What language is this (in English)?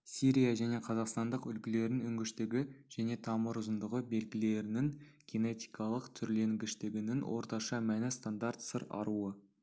Kazakh